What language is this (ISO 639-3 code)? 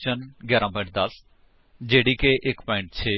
pan